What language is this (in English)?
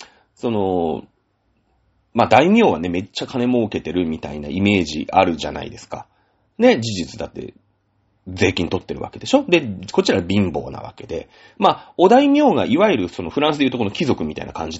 Japanese